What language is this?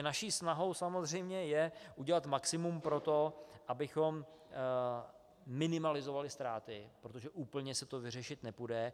Czech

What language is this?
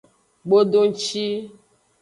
Aja (Benin)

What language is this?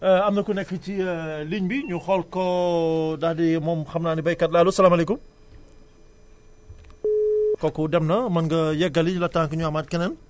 Wolof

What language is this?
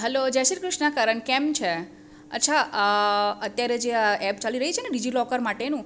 Gujarati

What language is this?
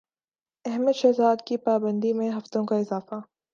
Urdu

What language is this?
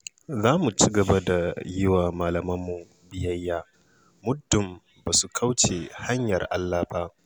Hausa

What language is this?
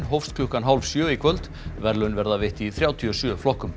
Icelandic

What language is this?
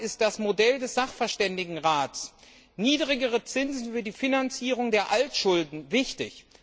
German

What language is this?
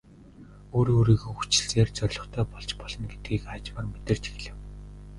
Mongolian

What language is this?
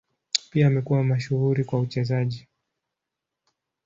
Swahili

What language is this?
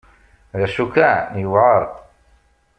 Kabyle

